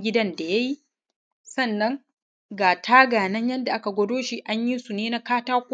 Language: Hausa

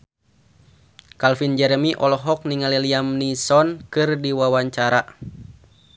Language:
Sundanese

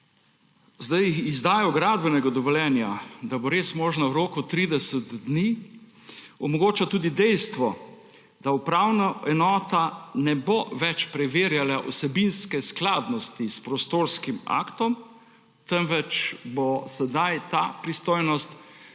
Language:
Slovenian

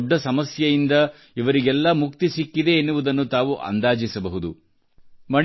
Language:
Kannada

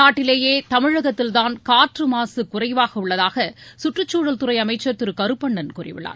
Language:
Tamil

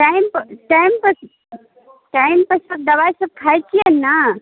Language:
Maithili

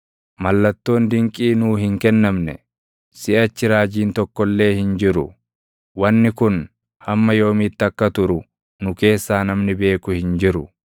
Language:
Oromo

